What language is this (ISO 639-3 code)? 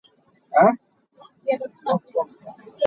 cnh